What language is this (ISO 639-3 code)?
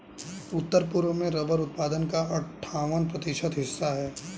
hin